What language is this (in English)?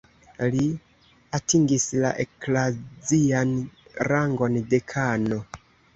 Esperanto